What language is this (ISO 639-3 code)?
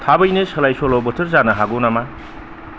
brx